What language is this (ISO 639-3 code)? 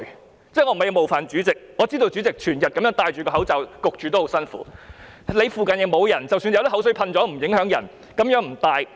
yue